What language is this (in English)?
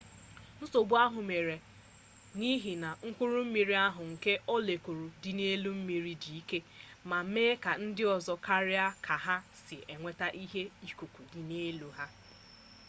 Igbo